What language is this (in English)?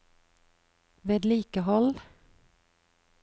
Norwegian